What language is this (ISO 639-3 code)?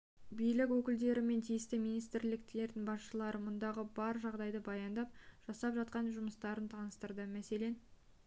kaz